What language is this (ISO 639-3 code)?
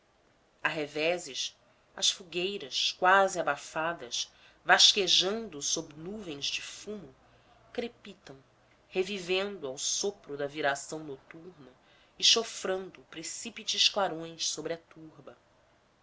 por